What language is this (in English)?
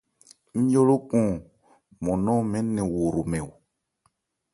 Ebrié